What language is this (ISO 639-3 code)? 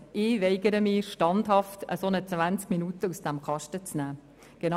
gsw